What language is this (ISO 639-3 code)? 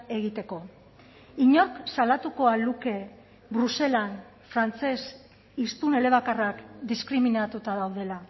eus